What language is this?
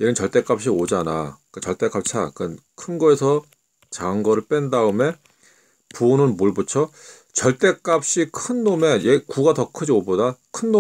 Korean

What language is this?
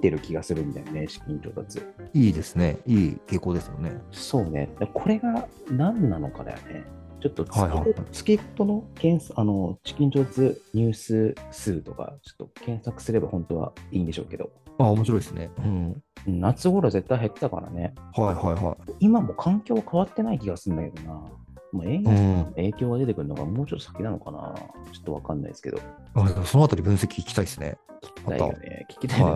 Japanese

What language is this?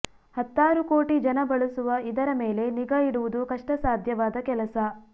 Kannada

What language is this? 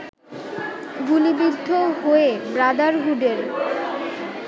Bangla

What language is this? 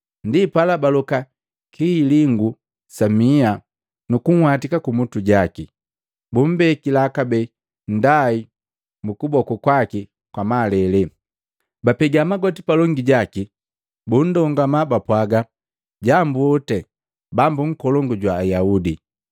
Matengo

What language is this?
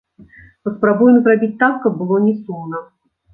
Belarusian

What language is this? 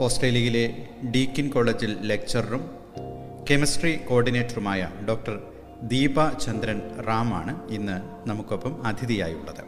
Malayalam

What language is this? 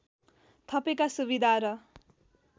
Nepali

